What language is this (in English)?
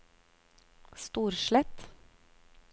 Norwegian